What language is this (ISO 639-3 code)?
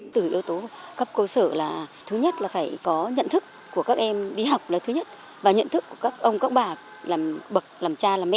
vie